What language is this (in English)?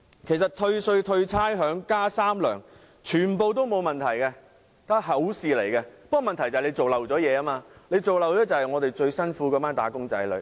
Cantonese